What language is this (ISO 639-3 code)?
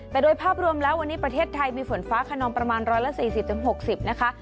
tha